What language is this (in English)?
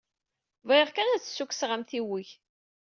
Kabyle